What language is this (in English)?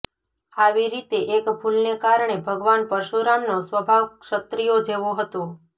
Gujarati